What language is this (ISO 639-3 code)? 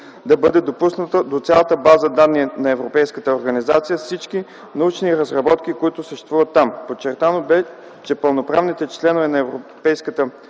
bul